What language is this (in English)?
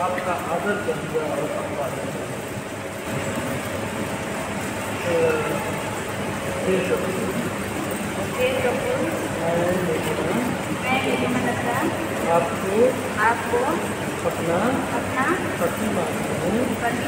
Hindi